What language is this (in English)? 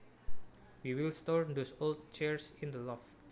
Javanese